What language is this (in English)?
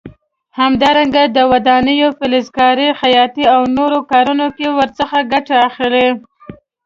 Pashto